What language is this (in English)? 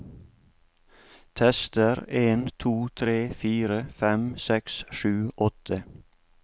Norwegian